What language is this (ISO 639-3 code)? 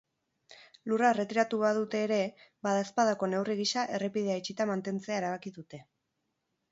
eus